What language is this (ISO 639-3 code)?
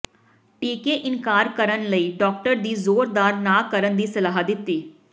pan